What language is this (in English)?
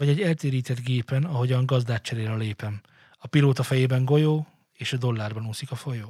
Hungarian